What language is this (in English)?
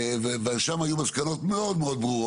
Hebrew